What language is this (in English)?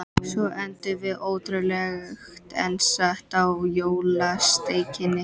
Icelandic